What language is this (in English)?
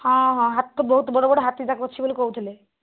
Odia